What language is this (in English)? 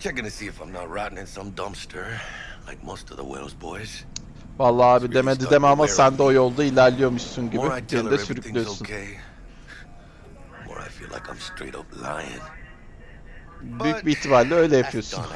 Turkish